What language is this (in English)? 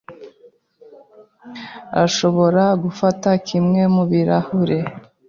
Kinyarwanda